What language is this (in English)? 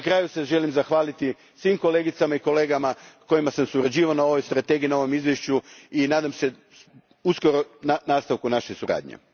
Croatian